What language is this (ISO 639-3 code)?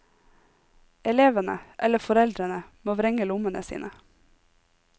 nor